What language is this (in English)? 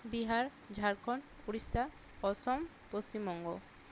Bangla